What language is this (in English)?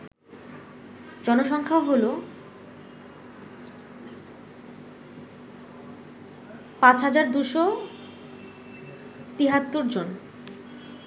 Bangla